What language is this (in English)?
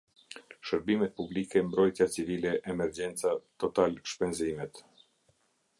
Albanian